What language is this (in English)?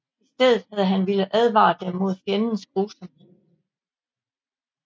Danish